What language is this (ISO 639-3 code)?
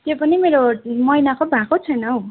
nep